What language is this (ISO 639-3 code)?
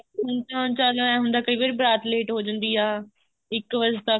pan